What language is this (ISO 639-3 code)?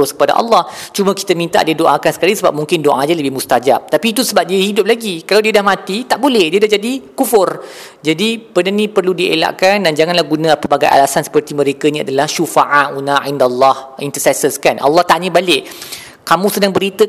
msa